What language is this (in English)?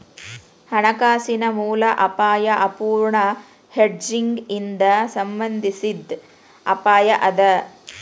Kannada